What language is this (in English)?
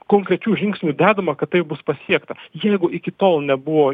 Lithuanian